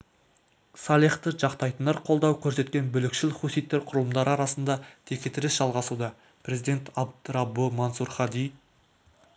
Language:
Kazakh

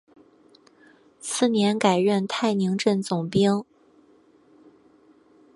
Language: Chinese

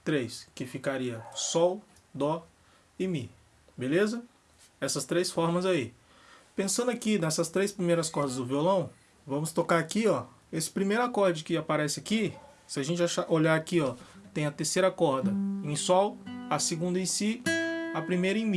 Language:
Portuguese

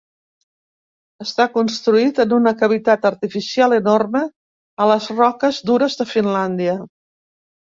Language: Catalan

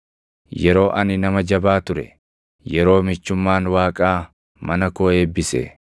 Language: Oromo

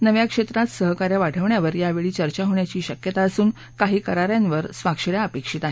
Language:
Marathi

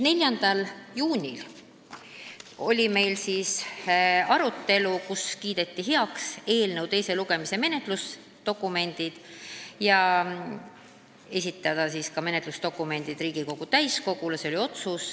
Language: Estonian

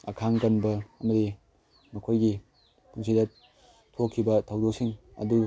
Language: Manipuri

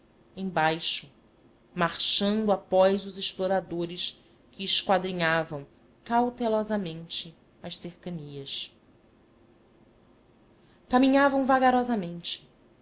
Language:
Portuguese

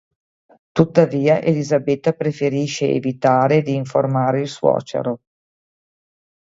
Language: Italian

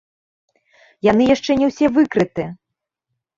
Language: Belarusian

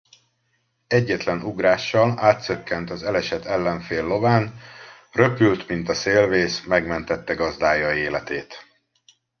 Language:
Hungarian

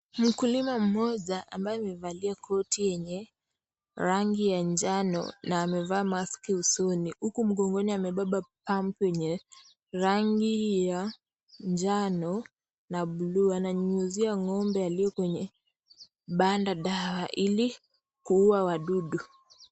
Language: Swahili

